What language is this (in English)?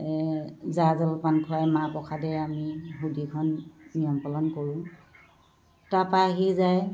Assamese